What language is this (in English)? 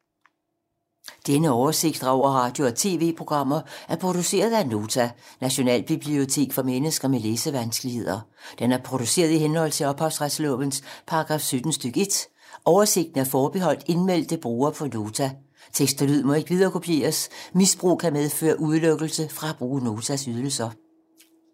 Danish